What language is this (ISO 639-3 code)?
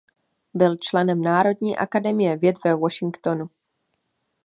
ces